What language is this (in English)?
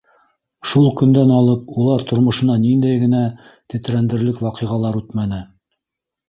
Bashkir